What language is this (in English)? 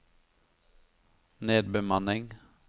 Norwegian